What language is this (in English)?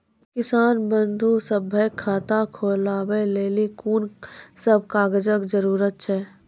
Maithili